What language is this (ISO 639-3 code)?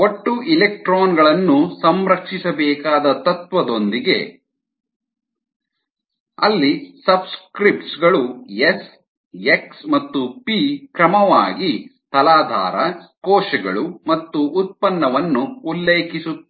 kan